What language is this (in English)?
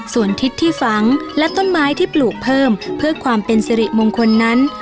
Thai